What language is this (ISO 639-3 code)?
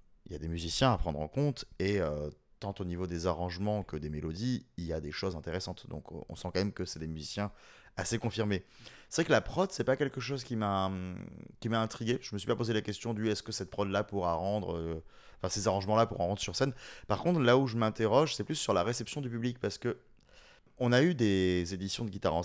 fra